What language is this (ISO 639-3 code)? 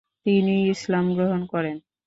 ben